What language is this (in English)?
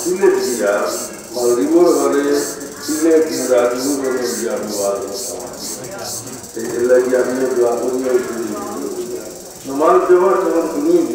Arabic